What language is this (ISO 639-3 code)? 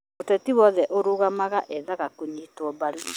kik